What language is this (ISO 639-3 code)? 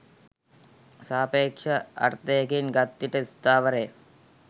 sin